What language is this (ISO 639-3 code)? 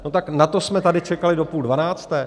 ces